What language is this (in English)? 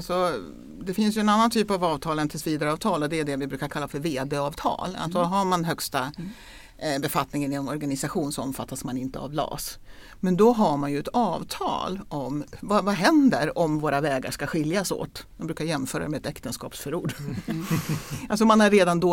Swedish